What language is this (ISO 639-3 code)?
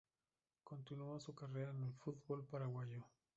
spa